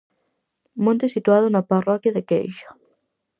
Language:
Galician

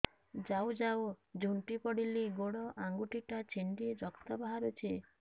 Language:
Odia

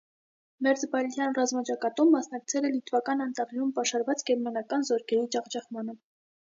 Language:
Armenian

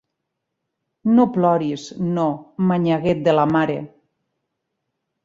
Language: Catalan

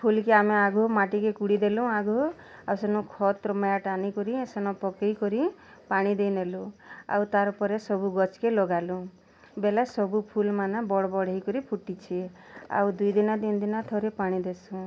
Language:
Odia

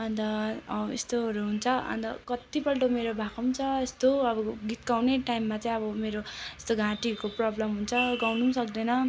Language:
Nepali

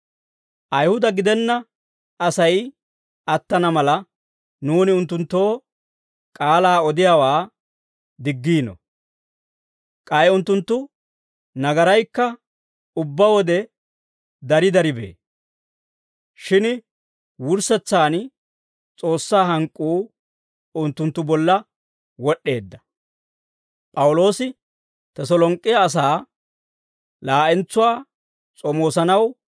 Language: Dawro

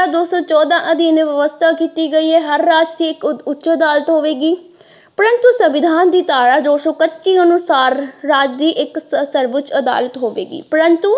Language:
Punjabi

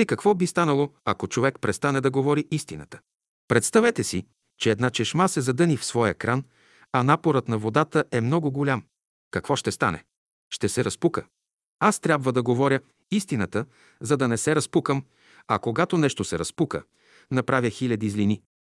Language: Bulgarian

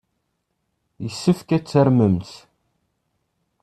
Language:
Kabyle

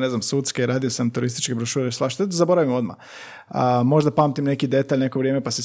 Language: Croatian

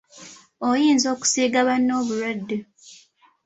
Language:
Ganda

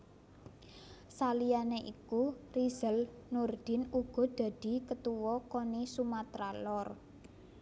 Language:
Javanese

